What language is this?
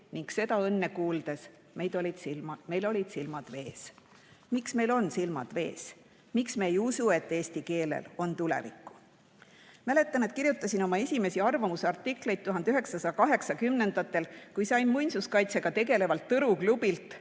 Estonian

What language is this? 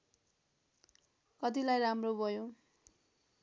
Nepali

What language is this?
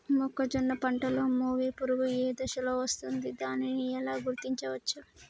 Telugu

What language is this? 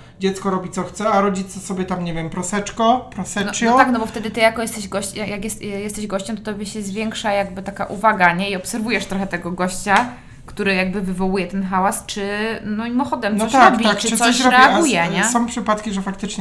Polish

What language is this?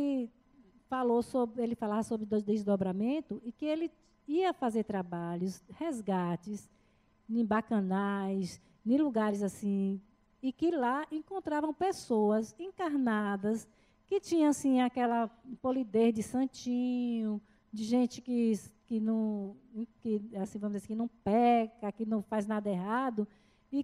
Portuguese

